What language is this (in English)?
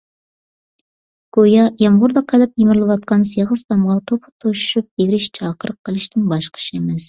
Uyghur